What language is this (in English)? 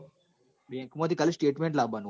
Gujarati